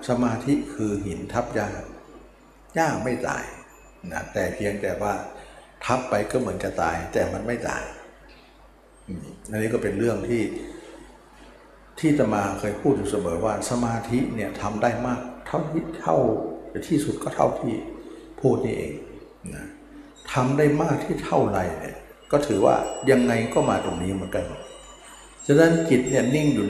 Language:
Thai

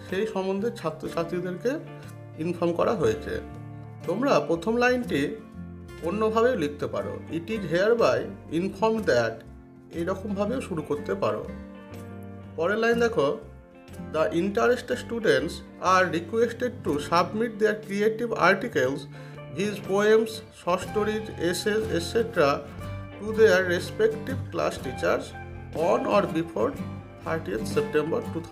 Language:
Hindi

